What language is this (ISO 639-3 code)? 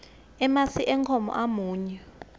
ssw